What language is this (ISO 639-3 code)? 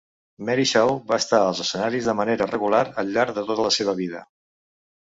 cat